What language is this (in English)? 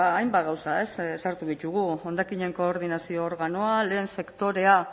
Basque